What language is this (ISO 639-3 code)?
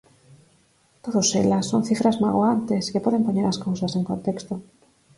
glg